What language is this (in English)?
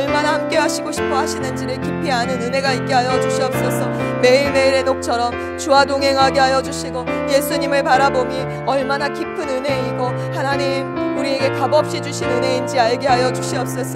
Korean